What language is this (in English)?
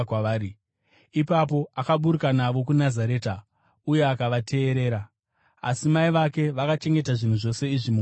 Shona